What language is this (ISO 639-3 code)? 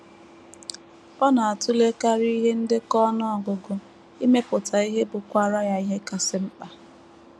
ibo